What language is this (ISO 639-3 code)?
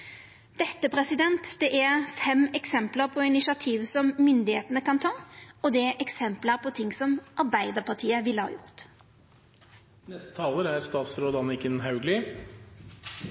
nno